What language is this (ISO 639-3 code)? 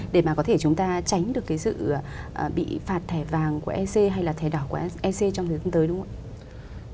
vie